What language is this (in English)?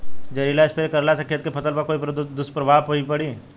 Bhojpuri